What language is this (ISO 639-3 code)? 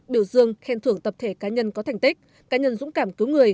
vie